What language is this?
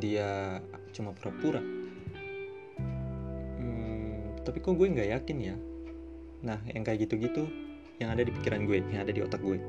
Indonesian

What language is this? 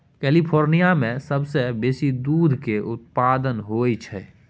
Maithili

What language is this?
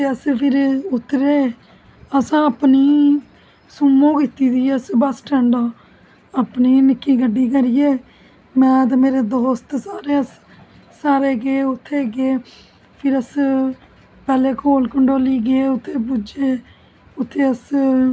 Dogri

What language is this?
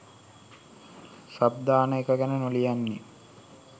Sinhala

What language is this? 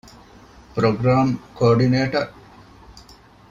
Divehi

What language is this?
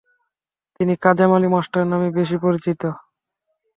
Bangla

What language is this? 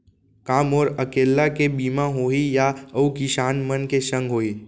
Chhattisgarhi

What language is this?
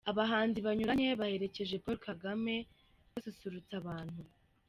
Kinyarwanda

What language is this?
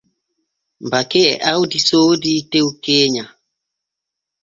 Borgu Fulfulde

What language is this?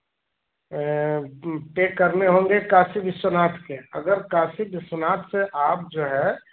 Hindi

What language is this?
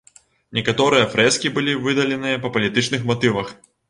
Belarusian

